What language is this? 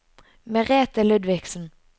Norwegian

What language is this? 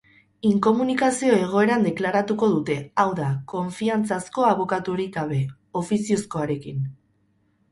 Basque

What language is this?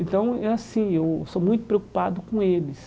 Portuguese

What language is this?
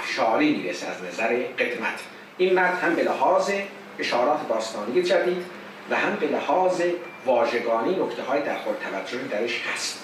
Persian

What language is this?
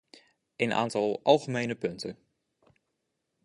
Dutch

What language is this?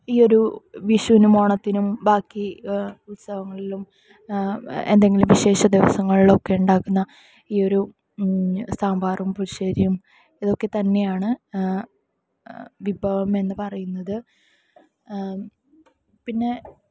Malayalam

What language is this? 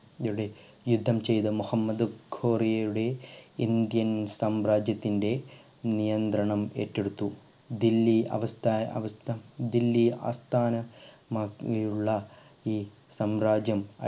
Malayalam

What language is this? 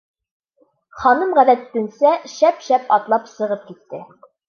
Bashkir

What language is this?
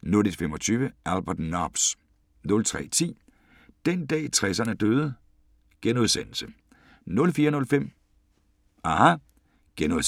Danish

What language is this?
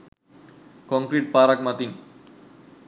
Sinhala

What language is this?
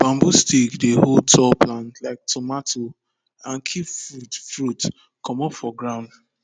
Nigerian Pidgin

